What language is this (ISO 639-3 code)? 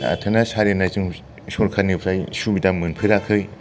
brx